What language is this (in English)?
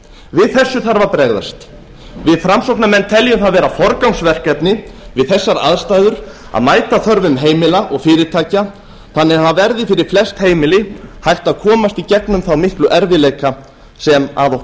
Icelandic